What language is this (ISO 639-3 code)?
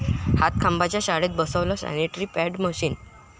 mar